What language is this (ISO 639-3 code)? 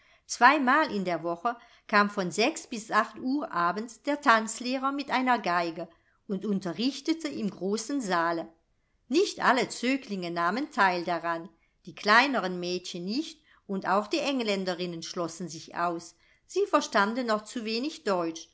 deu